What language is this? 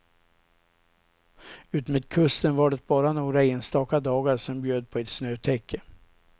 Swedish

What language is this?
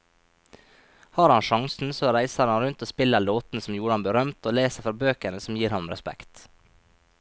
Norwegian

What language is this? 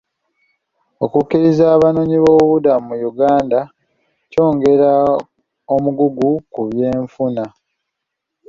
Ganda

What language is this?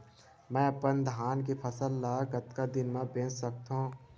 Chhattisgarhi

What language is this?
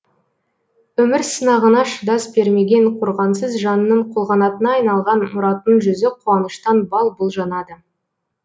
Kazakh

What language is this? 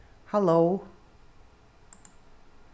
Faroese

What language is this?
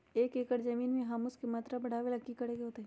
Magahi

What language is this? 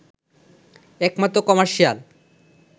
Bangla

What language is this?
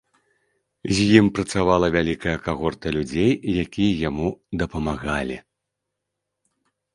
Belarusian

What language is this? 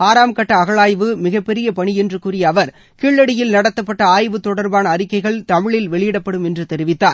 Tamil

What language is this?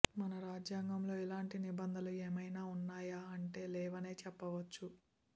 Telugu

